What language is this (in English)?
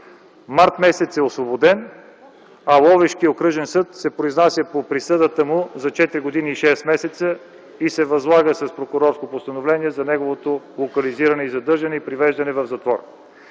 Bulgarian